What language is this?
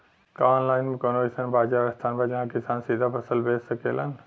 Bhojpuri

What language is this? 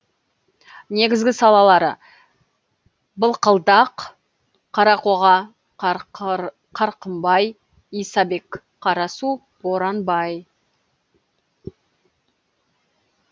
Kazakh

